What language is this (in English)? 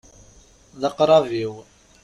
Kabyle